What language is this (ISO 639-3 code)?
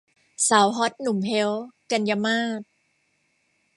tha